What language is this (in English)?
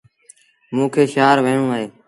Sindhi Bhil